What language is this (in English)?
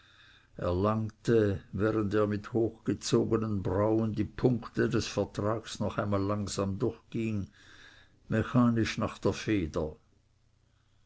German